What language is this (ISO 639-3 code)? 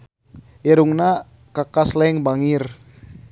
sun